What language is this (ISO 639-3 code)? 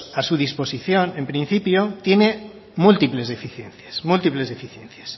spa